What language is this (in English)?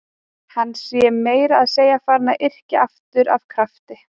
Icelandic